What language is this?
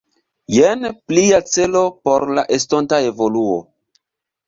Esperanto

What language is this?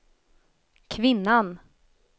Swedish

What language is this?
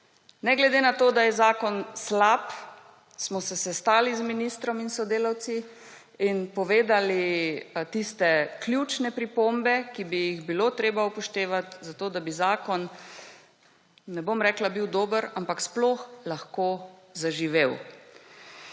Slovenian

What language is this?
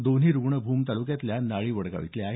Marathi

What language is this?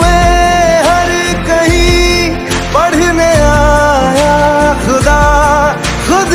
Hindi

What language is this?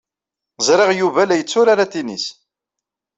Kabyle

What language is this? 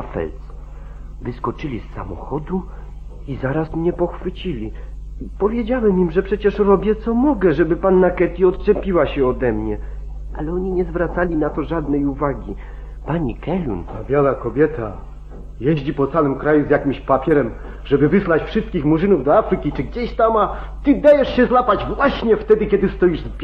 Polish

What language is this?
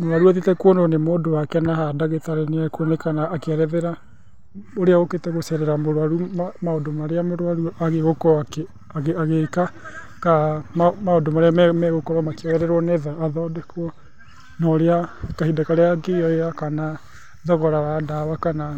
Kikuyu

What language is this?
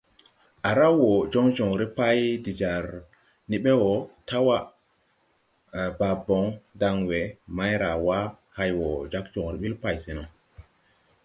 Tupuri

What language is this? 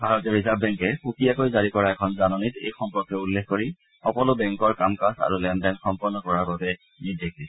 Assamese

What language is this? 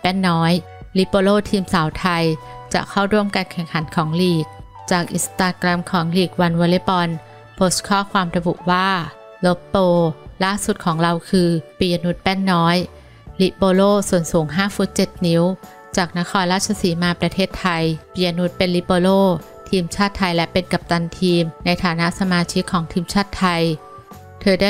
Thai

